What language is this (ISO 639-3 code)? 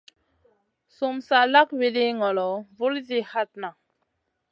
mcn